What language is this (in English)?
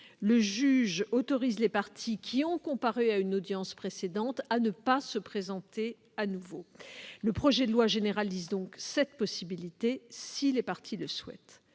French